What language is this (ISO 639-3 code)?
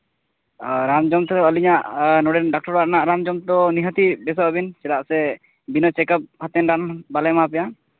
sat